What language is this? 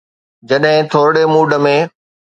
Sindhi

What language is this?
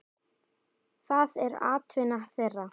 Icelandic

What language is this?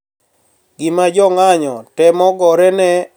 Luo (Kenya and Tanzania)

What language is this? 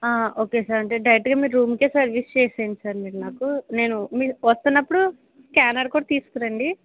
Telugu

